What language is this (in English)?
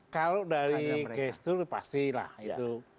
Indonesian